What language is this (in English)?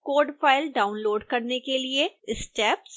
Hindi